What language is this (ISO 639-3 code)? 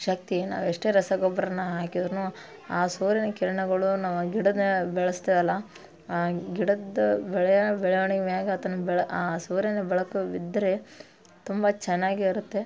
kan